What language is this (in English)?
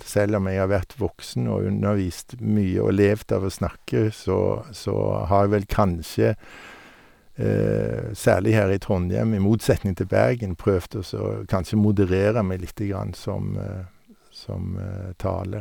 Norwegian